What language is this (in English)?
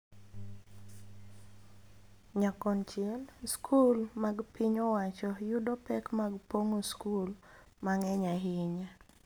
Luo (Kenya and Tanzania)